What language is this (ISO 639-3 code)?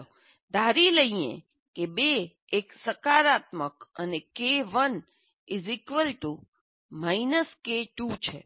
guj